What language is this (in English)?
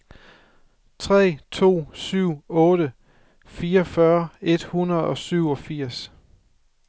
Danish